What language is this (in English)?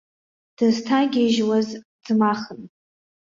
Abkhazian